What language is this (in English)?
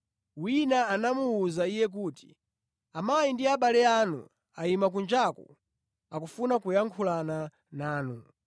Nyanja